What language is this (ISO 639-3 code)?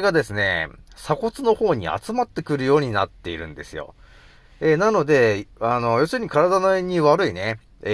jpn